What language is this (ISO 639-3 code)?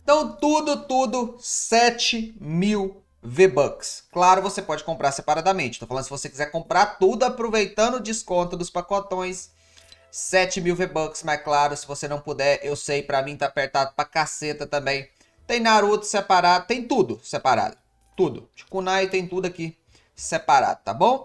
por